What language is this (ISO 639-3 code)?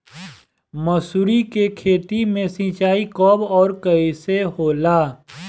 bho